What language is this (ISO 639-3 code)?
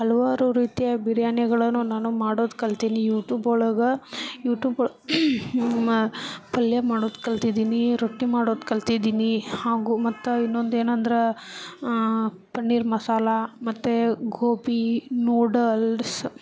kan